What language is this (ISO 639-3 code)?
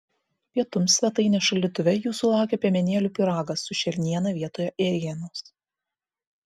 lit